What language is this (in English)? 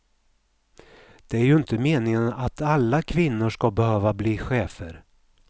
Swedish